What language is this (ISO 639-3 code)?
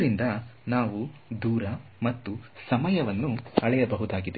kan